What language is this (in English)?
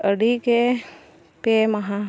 Santali